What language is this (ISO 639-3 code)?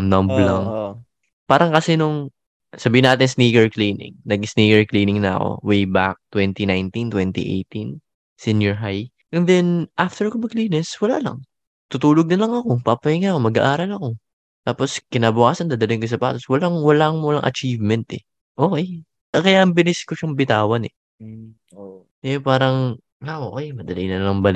fil